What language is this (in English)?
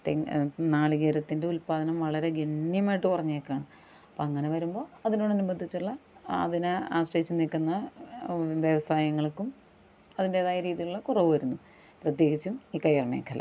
Malayalam